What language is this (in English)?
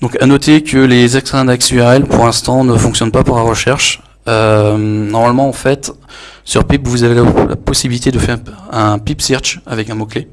French